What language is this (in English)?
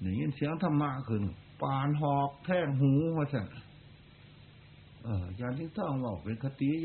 Thai